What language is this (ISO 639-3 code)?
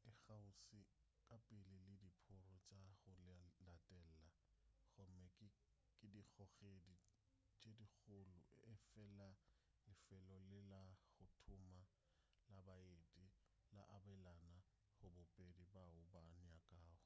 nso